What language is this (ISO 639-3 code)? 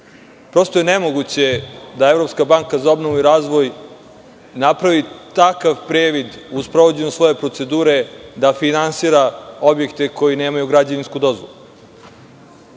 srp